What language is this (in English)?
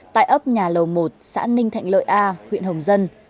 Vietnamese